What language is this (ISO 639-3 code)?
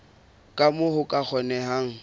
sot